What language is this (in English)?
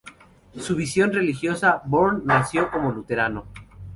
Spanish